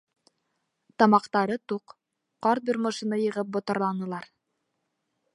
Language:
Bashkir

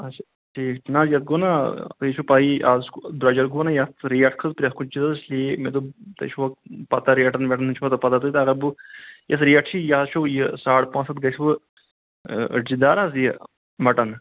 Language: Kashmiri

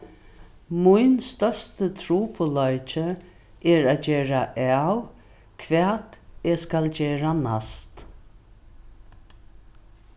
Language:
Faroese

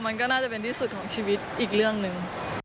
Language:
Thai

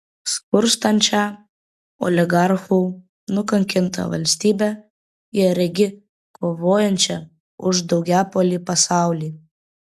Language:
Lithuanian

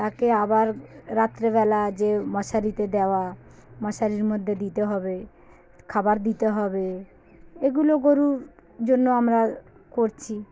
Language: Bangla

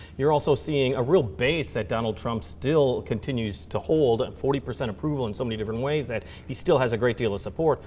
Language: English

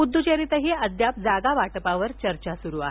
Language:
Marathi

